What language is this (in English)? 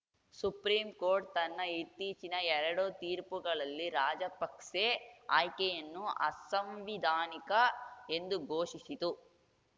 Kannada